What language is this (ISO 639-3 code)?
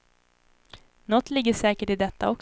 swe